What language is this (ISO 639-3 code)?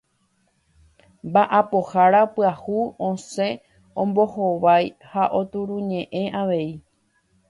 grn